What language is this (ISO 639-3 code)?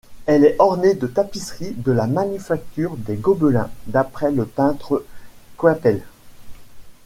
fra